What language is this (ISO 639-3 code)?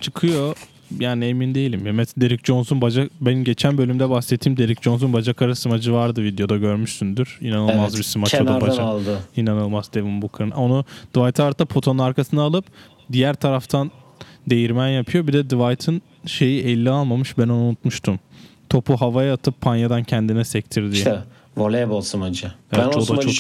tur